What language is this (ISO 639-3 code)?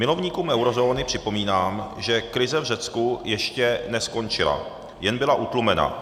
ces